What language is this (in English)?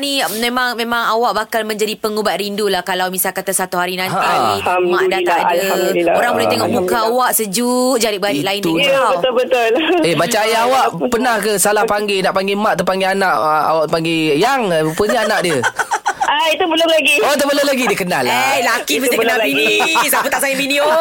Malay